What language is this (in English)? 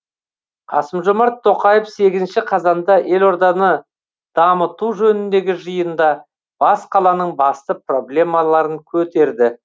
Kazakh